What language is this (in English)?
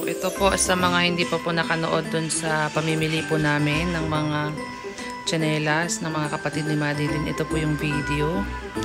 Filipino